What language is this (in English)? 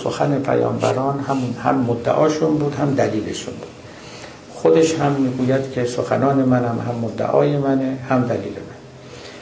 Persian